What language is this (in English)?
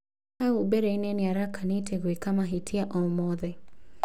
Kikuyu